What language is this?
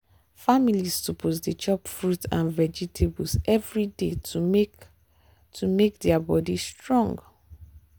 Nigerian Pidgin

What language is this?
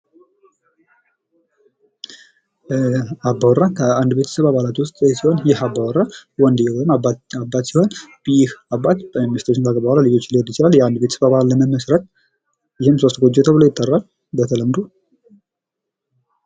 Amharic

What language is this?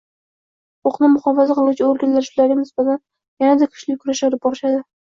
Uzbek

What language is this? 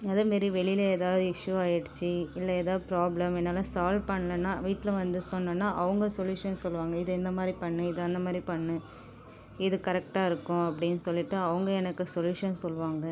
Tamil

